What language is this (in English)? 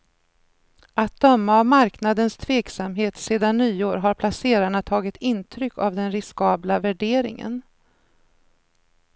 Swedish